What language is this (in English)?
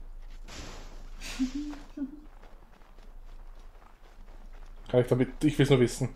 German